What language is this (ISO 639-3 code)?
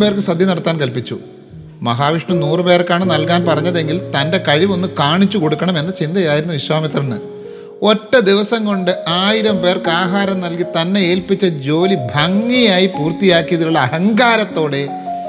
mal